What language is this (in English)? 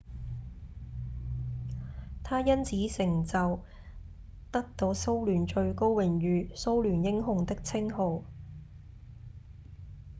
Cantonese